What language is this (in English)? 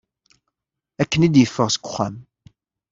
Kabyle